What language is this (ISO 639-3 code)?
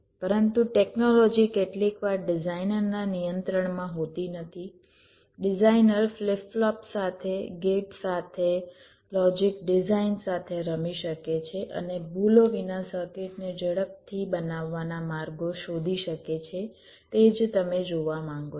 guj